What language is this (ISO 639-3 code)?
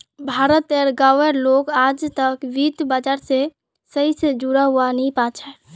mag